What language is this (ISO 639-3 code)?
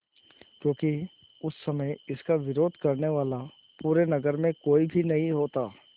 hin